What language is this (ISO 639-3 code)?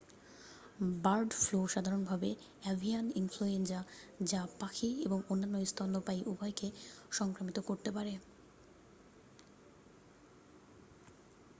ben